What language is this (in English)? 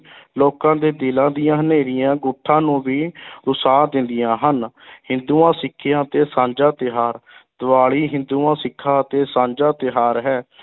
Punjabi